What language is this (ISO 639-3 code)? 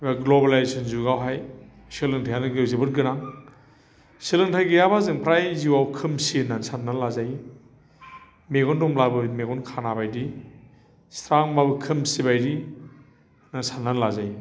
brx